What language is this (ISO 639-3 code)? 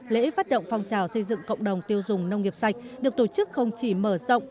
vie